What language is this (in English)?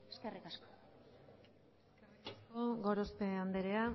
Basque